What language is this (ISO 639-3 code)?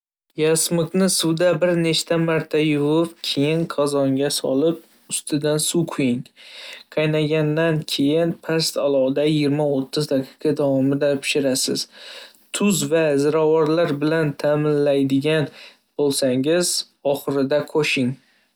uzb